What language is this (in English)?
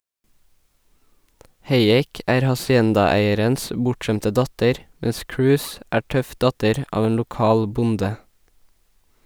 Norwegian